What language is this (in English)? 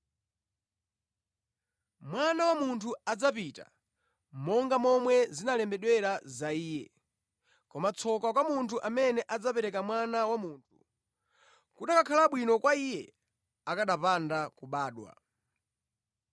Nyanja